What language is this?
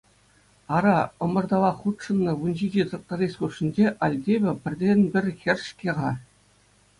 Chuvash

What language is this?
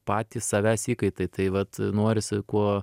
Lithuanian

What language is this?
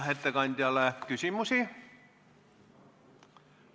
Estonian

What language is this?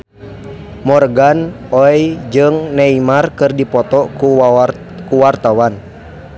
Sundanese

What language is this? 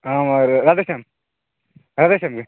Odia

